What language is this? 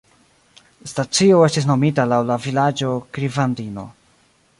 Esperanto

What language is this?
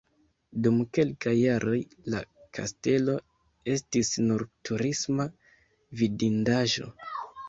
Esperanto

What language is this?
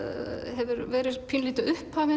Icelandic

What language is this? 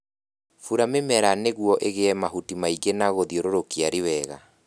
Kikuyu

